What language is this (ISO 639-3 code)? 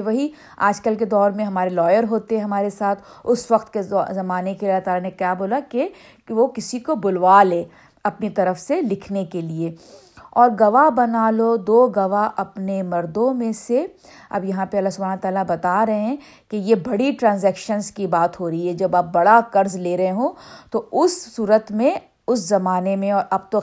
urd